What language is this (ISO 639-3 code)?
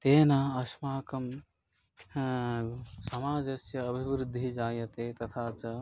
san